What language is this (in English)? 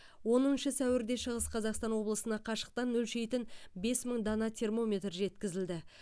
Kazakh